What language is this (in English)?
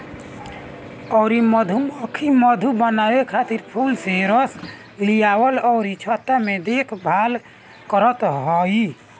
Bhojpuri